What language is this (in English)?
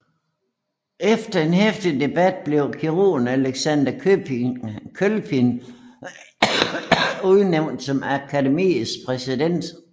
Danish